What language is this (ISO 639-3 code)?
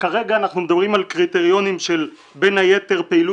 heb